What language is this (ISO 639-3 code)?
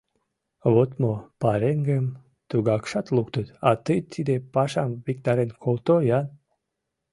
chm